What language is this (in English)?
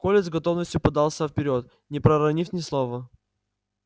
Russian